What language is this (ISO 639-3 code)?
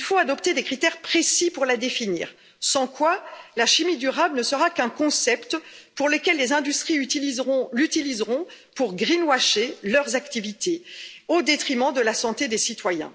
fra